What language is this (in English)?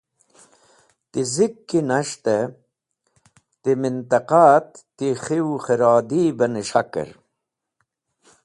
Wakhi